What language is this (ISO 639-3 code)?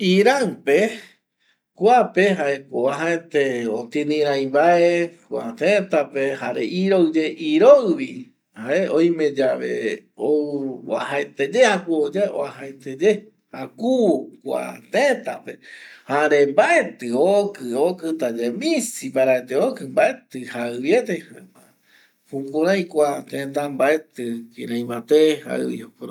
gui